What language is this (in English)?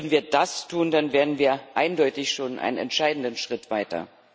German